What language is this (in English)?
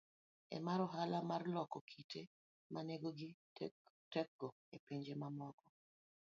Luo (Kenya and Tanzania)